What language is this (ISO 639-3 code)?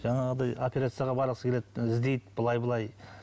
kaz